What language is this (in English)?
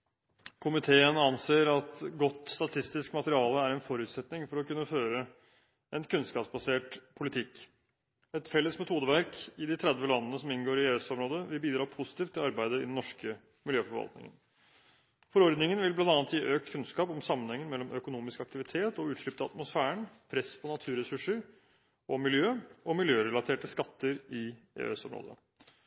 Norwegian Bokmål